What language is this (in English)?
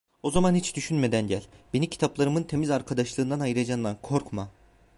Turkish